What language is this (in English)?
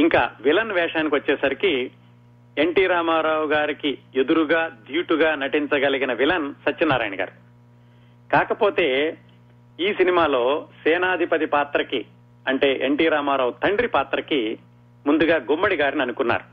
Telugu